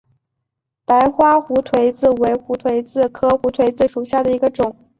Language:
Chinese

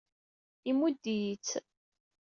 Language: Kabyle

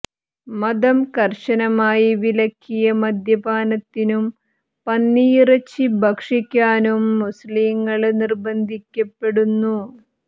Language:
Malayalam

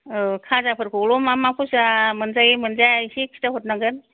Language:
Bodo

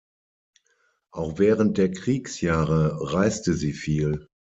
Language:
German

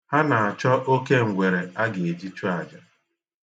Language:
Igbo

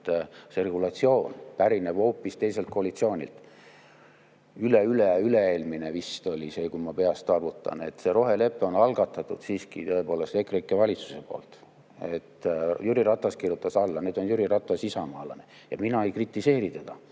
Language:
Estonian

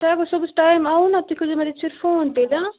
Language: Kashmiri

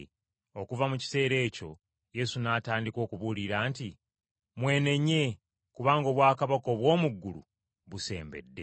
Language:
Ganda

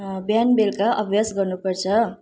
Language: Nepali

